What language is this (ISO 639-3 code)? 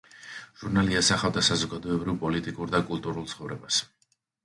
kat